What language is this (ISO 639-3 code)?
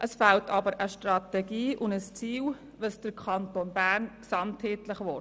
gsw